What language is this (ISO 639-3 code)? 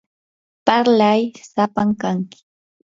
qur